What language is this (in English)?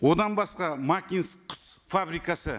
Kazakh